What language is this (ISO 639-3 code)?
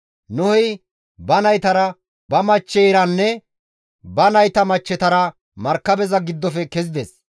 gmv